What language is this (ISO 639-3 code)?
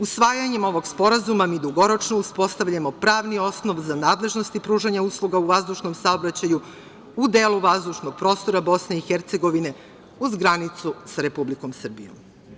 srp